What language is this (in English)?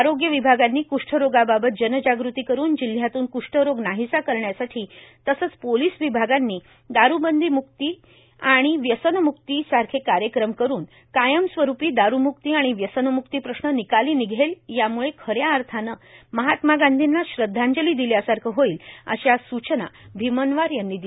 Marathi